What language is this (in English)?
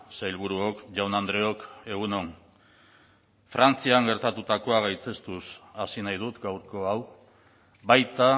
Basque